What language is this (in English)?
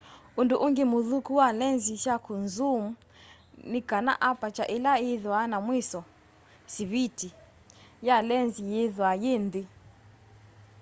Kamba